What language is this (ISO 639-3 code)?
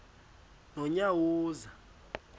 xho